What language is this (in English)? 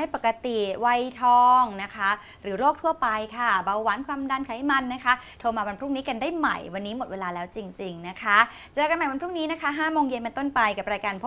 Thai